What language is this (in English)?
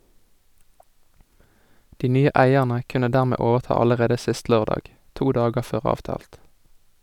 Norwegian